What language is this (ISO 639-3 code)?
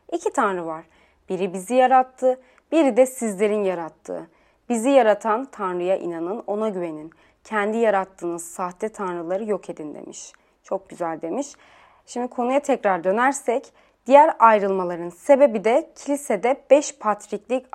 tur